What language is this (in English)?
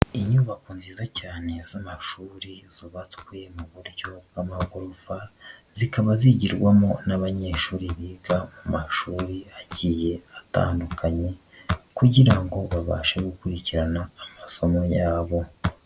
Kinyarwanda